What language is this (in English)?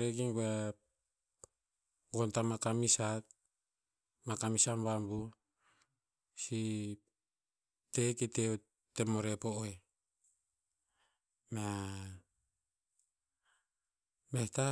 Tinputz